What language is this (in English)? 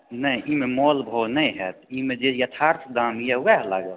Maithili